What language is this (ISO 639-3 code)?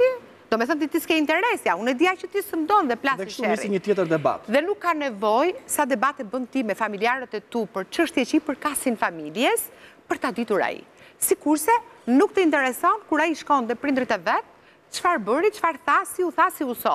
ron